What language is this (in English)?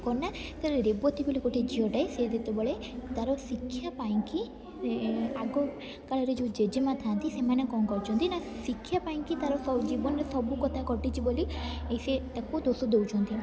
Odia